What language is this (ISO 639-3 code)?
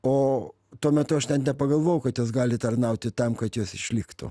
lit